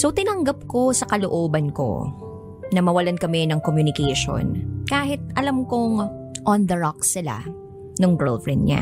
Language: Filipino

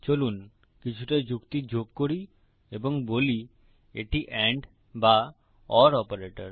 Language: Bangla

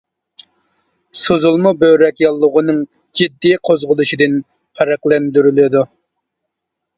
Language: Uyghur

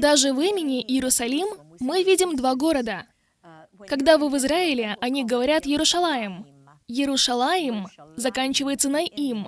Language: Russian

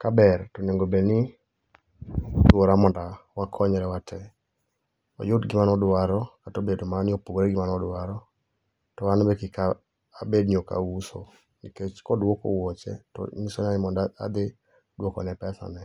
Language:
Luo (Kenya and Tanzania)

